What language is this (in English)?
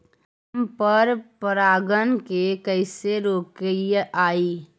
Magahi